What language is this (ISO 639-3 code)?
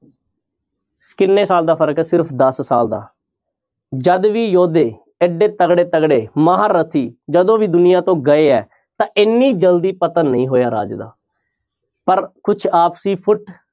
pan